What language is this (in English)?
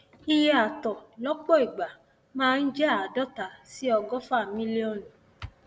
Yoruba